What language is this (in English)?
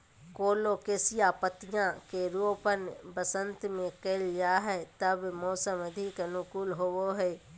Magahi